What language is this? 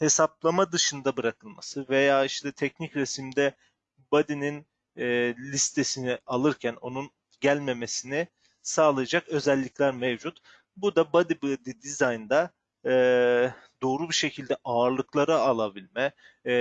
Turkish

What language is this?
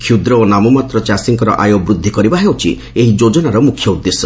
Odia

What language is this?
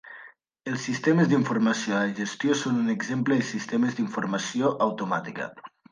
Catalan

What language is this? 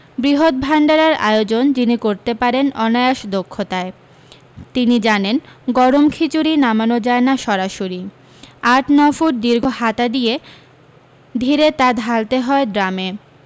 Bangla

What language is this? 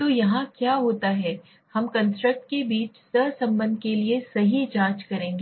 Hindi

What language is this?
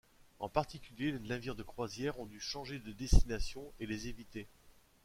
French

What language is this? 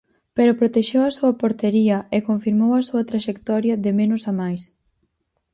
Galician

